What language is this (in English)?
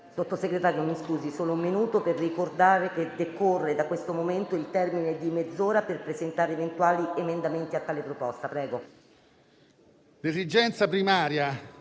Italian